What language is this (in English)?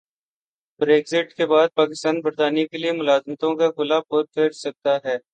Urdu